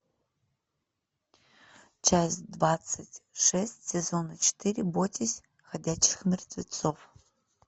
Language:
Russian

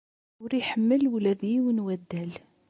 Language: Kabyle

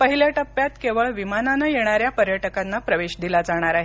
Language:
Marathi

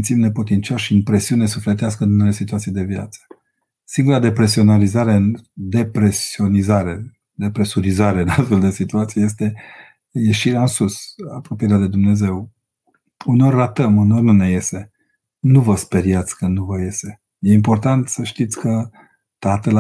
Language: Romanian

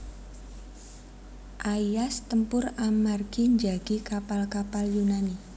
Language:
Javanese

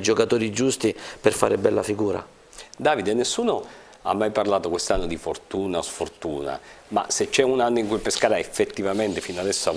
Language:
Italian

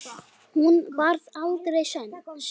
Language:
Icelandic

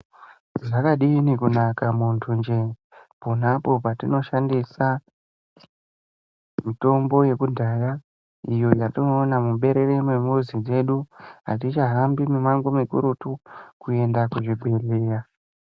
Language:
Ndau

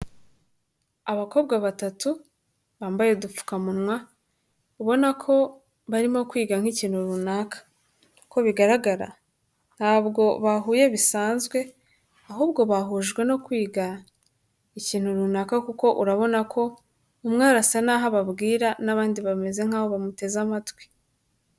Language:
Kinyarwanda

